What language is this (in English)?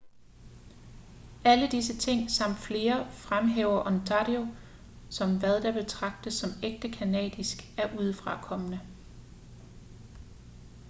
Danish